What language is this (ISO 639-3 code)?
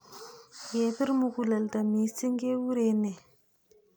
kln